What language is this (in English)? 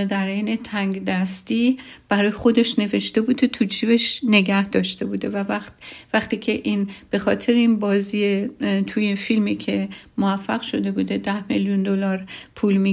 Persian